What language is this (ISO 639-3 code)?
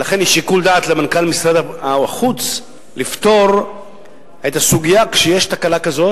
heb